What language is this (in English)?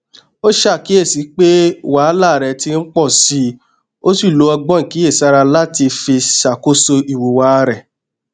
Yoruba